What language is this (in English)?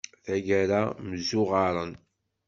Kabyle